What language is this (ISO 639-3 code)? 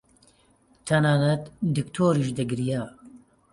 ckb